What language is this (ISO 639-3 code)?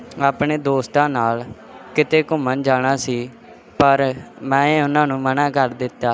pan